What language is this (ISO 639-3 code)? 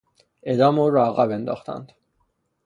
fas